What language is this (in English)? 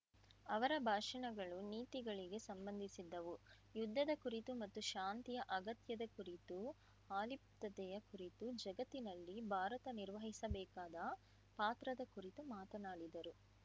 Kannada